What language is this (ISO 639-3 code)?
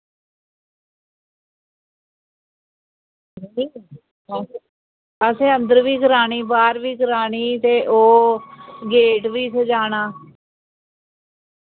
doi